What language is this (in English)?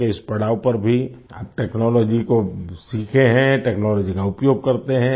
Hindi